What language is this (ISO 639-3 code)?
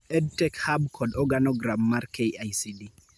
luo